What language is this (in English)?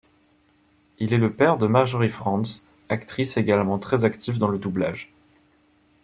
French